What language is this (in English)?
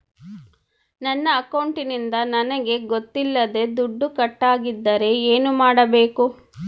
Kannada